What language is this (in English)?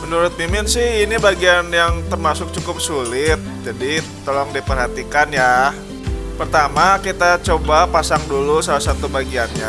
Indonesian